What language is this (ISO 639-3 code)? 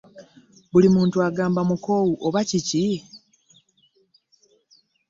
lug